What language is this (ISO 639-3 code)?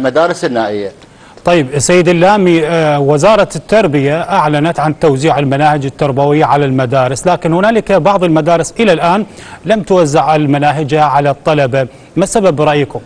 ara